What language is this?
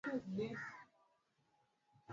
Swahili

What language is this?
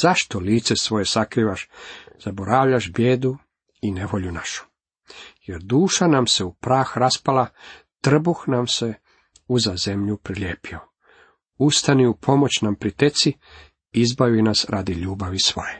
Croatian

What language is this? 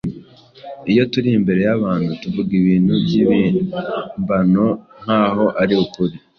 Kinyarwanda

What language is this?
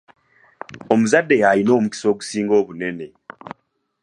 Ganda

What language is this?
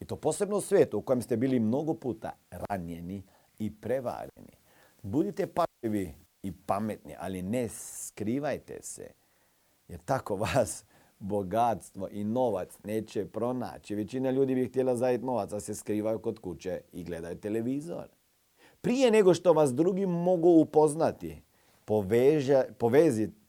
Croatian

